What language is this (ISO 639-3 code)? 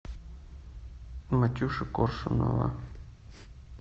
rus